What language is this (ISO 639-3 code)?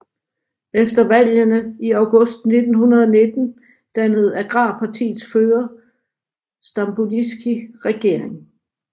dan